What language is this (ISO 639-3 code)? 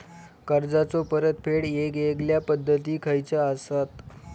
mar